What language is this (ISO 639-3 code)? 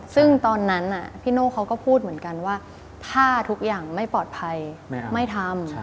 tha